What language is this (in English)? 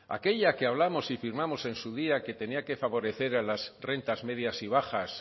Spanish